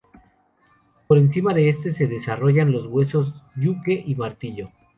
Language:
Spanish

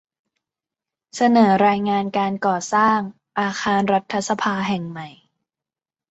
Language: Thai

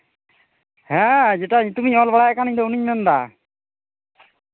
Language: Santali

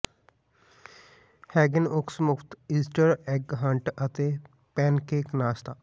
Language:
Punjabi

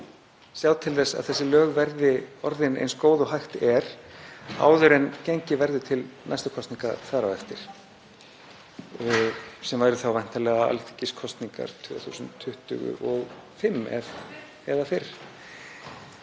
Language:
Icelandic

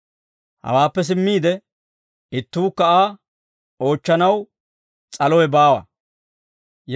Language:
Dawro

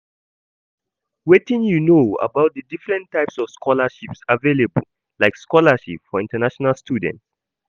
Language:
Nigerian Pidgin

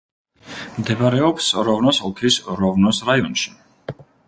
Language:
Georgian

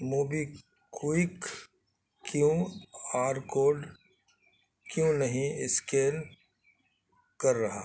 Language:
Urdu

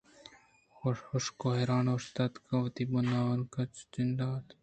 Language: Eastern Balochi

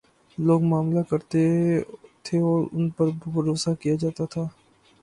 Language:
Urdu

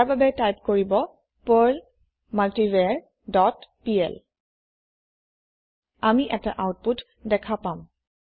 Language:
Assamese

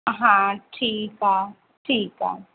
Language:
Sindhi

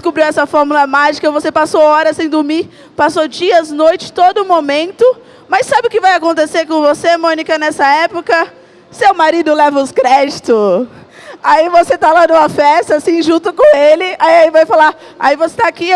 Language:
Portuguese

